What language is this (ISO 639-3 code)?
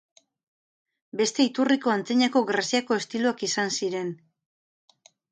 eus